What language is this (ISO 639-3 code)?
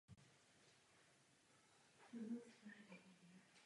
ces